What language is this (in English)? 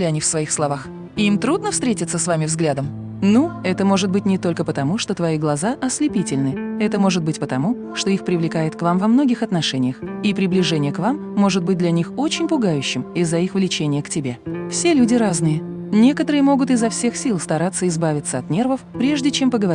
Russian